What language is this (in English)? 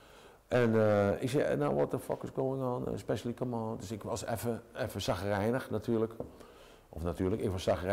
Dutch